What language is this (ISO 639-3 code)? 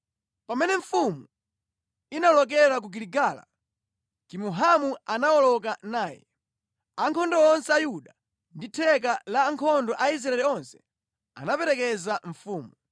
nya